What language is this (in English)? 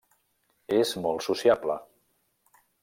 Catalan